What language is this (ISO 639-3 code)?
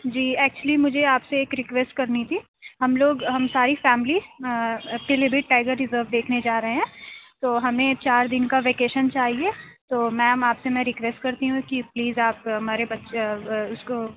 urd